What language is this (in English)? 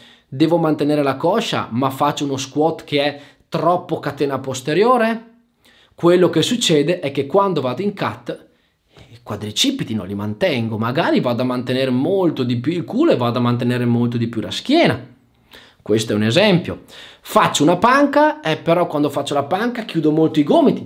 Italian